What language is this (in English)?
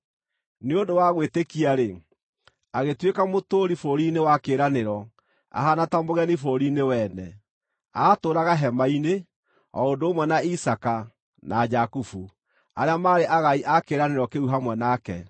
Kikuyu